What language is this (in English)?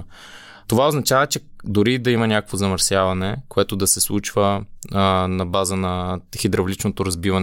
Bulgarian